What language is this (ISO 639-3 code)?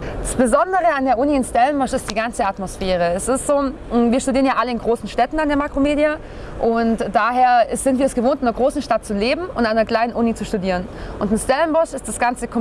deu